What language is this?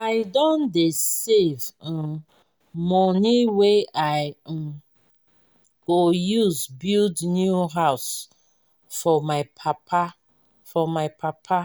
Nigerian Pidgin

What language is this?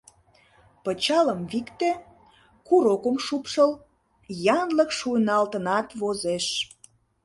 Mari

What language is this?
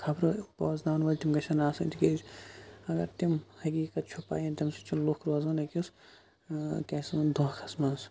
Kashmiri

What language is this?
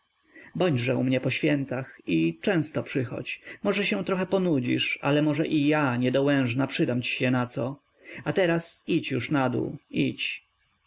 Polish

